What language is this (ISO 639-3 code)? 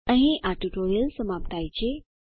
guj